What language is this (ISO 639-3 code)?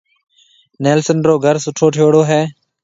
mve